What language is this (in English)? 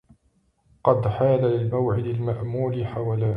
Arabic